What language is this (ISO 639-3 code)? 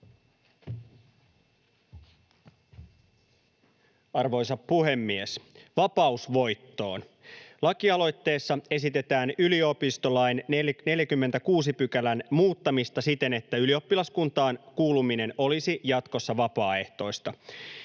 fin